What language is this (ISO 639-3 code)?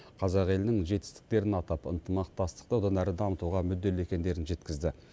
kaz